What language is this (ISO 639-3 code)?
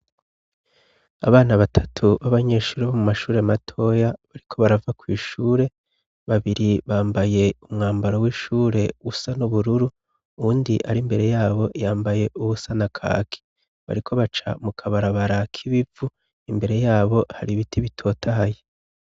run